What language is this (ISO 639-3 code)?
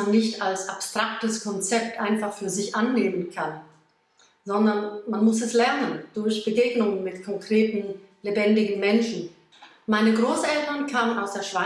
deu